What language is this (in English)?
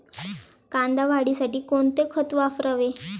Marathi